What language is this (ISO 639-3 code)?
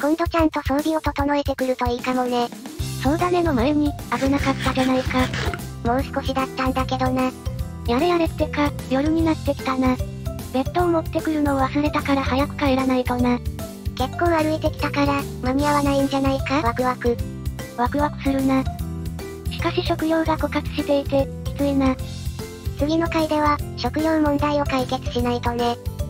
jpn